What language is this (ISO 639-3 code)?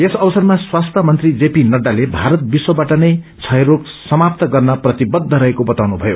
nep